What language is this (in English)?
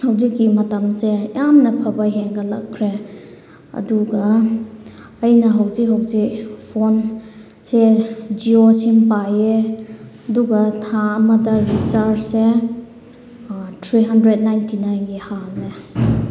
Manipuri